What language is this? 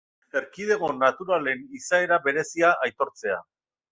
Basque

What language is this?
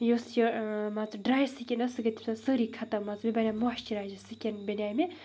Kashmiri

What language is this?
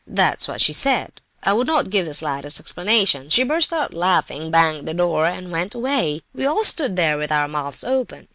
English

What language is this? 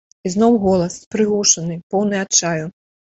Belarusian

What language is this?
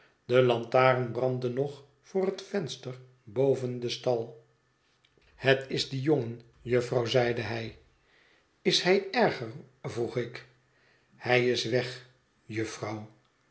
Dutch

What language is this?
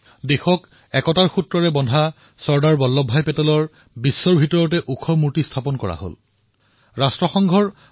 Assamese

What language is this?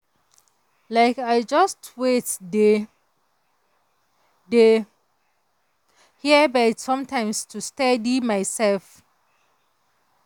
Nigerian Pidgin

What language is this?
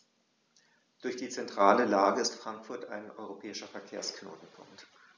German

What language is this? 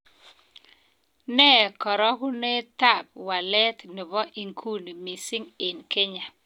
Kalenjin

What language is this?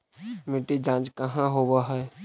Magahi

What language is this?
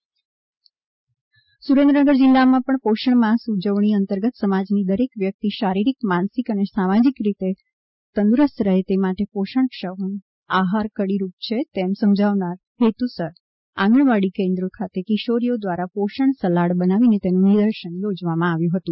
Gujarati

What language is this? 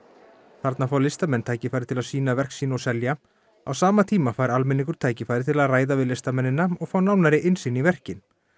Icelandic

